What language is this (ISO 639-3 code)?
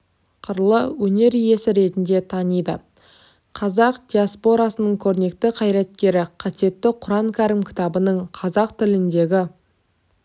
kaz